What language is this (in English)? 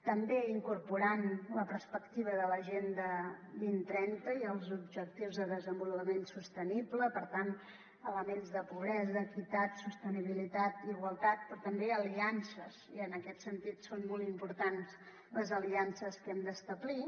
Catalan